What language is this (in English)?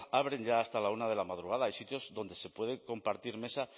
Spanish